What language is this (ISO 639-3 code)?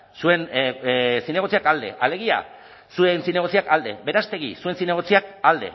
eus